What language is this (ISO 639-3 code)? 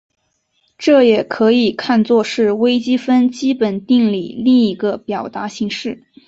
zho